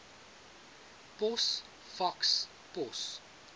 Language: Afrikaans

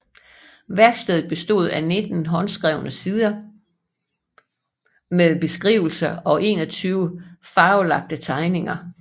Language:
Danish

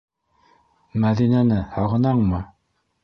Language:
Bashkir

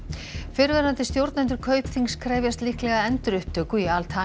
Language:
Icelandic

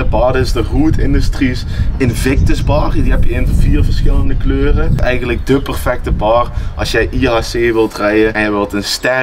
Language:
Dutch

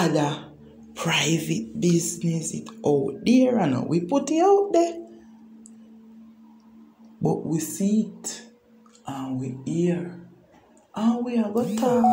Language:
English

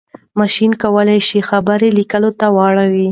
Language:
Pashto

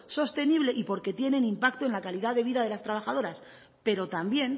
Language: Spanish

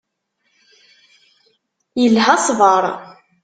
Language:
Kabyle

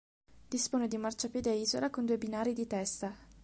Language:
Italian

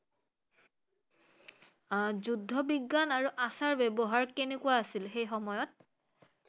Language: Assamese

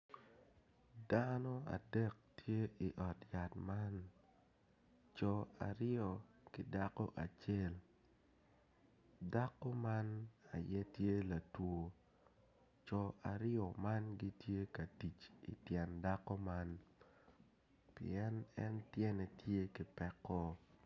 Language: Acoli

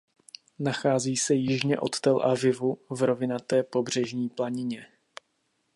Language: Czech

